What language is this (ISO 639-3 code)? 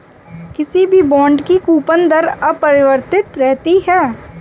hin